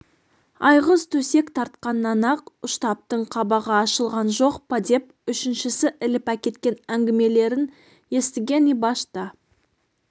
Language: Kazakh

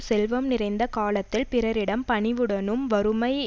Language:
Tamil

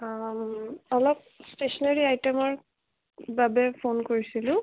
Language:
Assamese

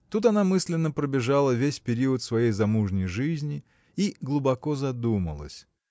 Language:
Russian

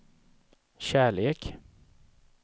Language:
Swedish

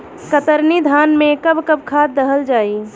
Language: Bhojpuri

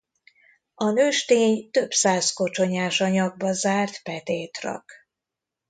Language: Hungarian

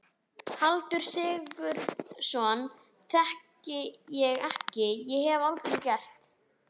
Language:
Icelandic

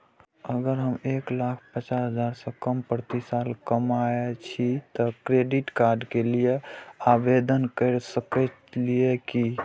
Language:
Maithili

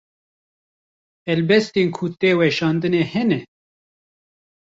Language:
Kurdish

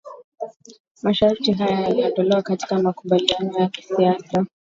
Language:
Swahili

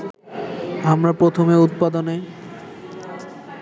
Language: Bangla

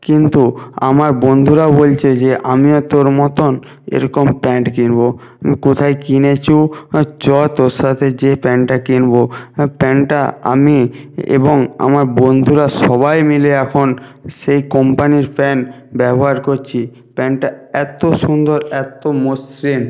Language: Bangla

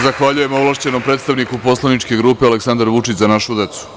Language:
Serbian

